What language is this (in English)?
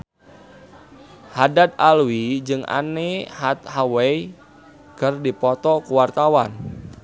Sundanese